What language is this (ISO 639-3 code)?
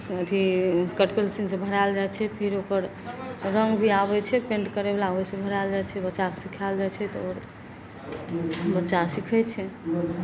mai